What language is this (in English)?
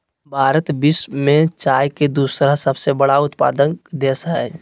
Magahi